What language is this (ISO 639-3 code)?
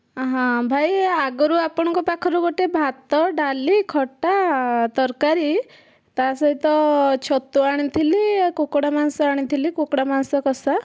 ori